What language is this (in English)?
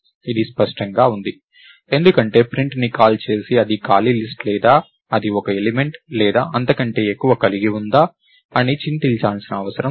Telugu